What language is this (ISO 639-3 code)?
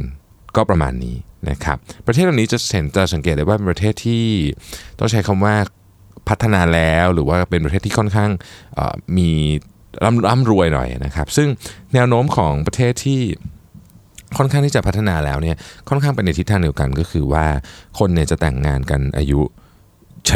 tha